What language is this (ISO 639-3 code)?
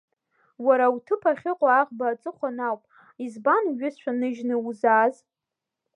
abk